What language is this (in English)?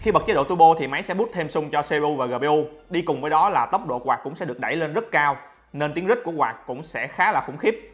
Vietnamese